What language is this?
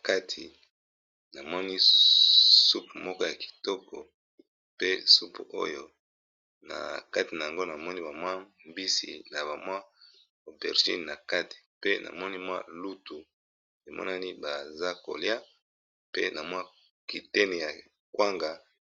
Lingala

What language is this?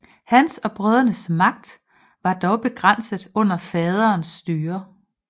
Danish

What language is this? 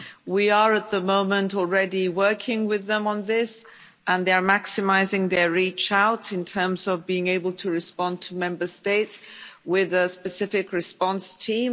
English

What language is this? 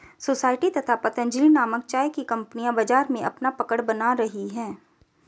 Hindi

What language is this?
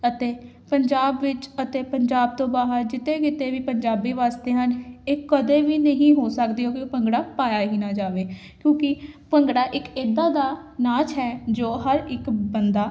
Punjabi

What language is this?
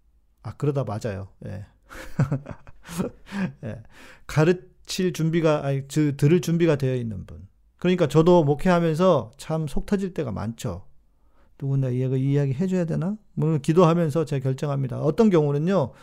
Korean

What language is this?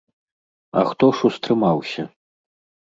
Belarusian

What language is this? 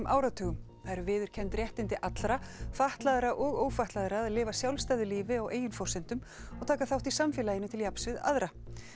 Icelandic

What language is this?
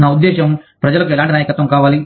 Telugu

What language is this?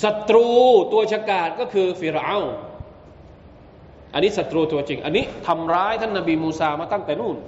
Thai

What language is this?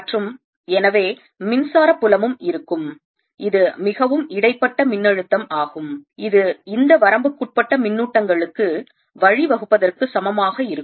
Tamil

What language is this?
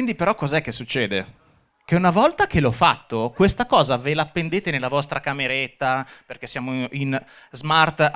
Italian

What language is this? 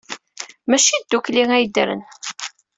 Kabyle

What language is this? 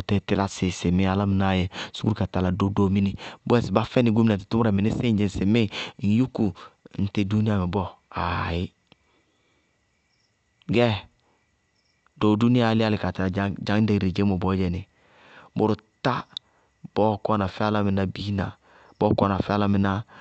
Bago-Kusuntu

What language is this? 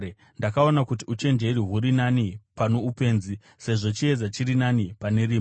Shona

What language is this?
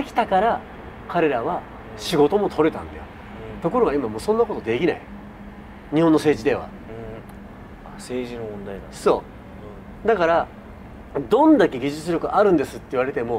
Japanese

